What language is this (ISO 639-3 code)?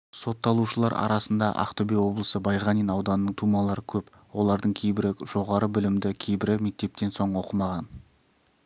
kaz